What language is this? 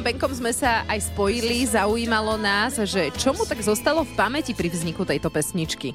Slovak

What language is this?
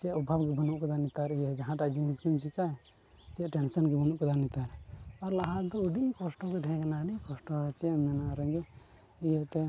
Santali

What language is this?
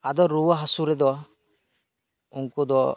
Santali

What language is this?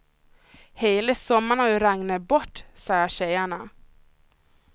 Swedish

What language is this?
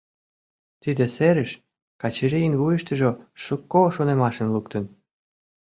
Mari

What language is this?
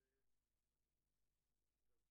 Hebrew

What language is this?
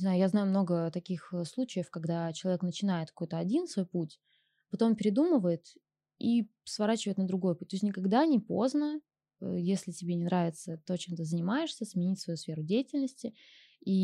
Russian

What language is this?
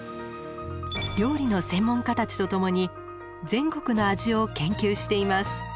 Japanese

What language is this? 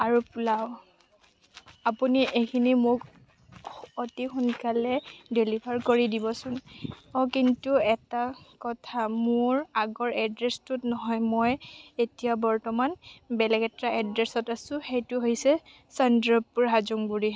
Assamese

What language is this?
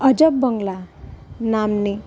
Sanskrit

